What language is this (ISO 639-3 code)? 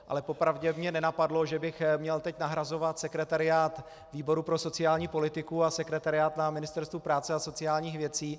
ces